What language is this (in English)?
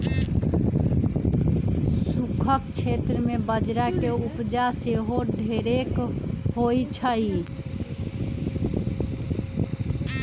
Magahi